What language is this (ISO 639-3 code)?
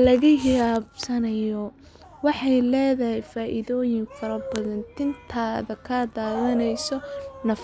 som